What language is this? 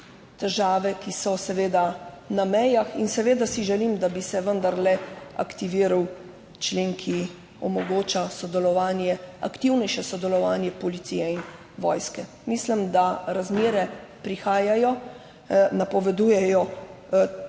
Slovenian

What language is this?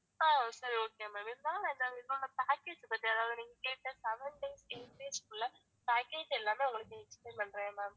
Tamil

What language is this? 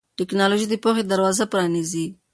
Pashto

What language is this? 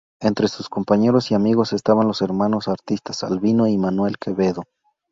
Spanish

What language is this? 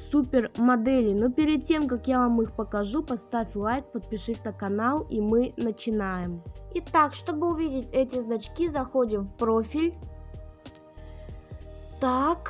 Russian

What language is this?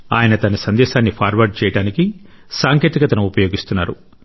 Telugu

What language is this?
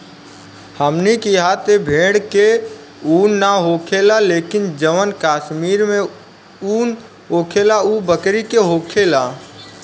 Bhojpuri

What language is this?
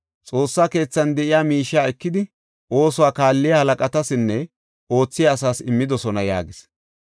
Gofa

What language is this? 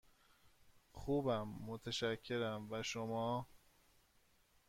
Persian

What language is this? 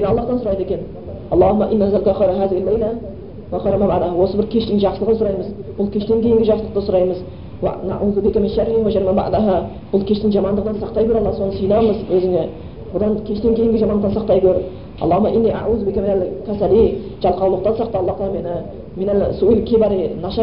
Bulgarian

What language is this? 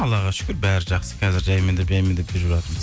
Kazakh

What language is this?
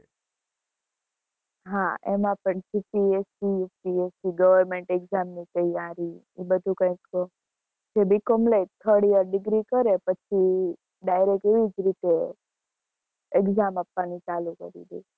Gujarati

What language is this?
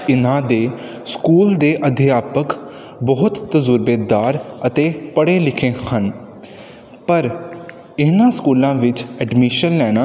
Punjabi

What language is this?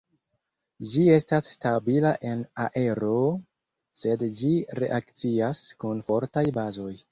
Esperanto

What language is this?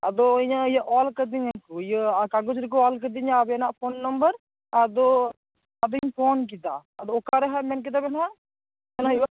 Santali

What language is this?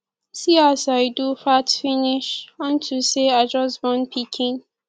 Nigerian Pidgin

